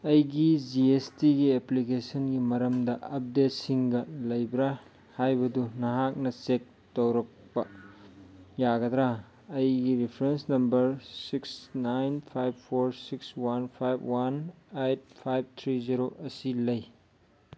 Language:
Manipuri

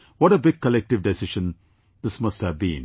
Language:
English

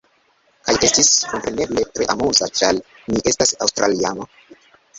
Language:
Esperanto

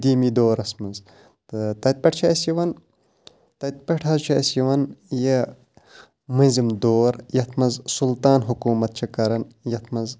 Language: Kashmiri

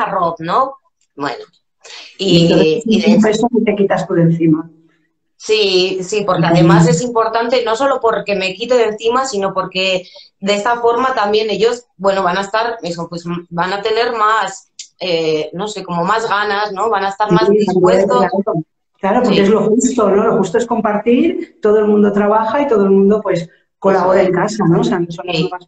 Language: Spanish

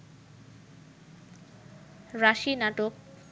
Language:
Bangla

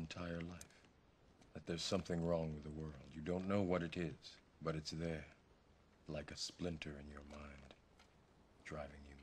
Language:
English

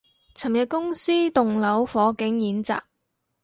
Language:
Cantonese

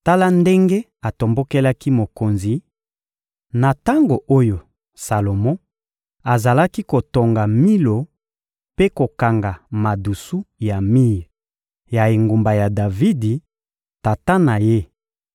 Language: Lingala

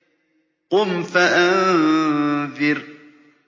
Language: Arabic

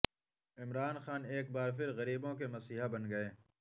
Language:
Urdu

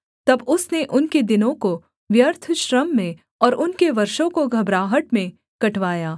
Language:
Hindi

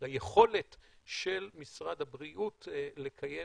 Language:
Hebrew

